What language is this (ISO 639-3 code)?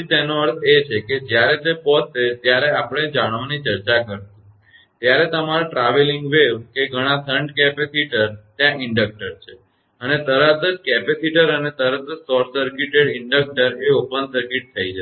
guj